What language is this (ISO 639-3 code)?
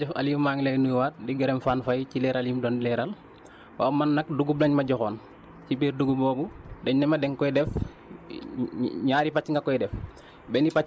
wol